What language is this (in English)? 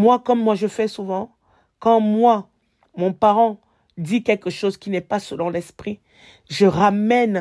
French